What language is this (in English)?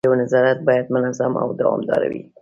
Pashto